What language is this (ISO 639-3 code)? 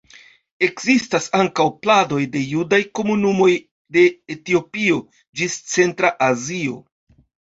epo